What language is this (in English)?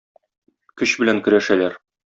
Tatar